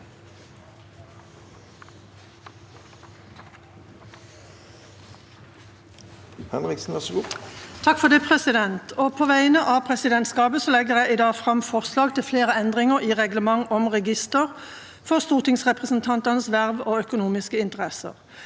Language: Norwegian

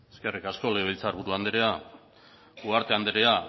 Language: Basque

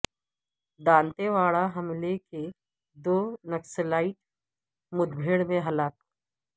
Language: Urdu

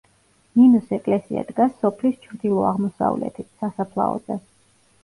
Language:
Georgian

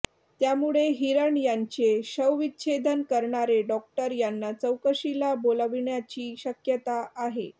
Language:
Marathi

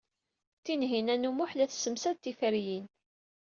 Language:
Kabyle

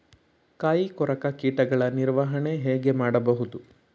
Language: Kannada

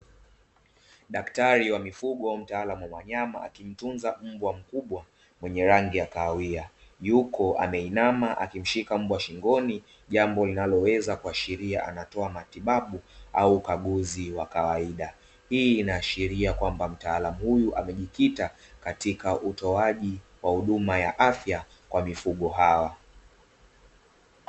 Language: Swahili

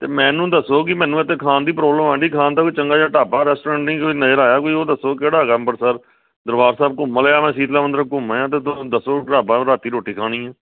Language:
Punjabi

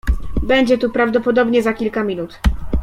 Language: Polish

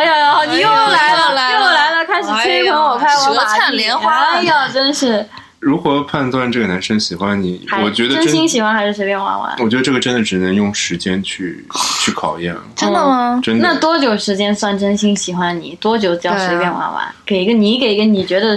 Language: Chinese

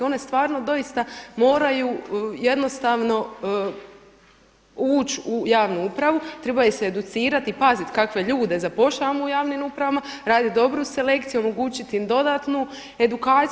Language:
Croatian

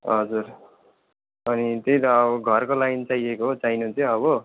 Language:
Nepali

